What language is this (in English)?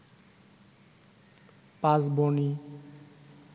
Bangla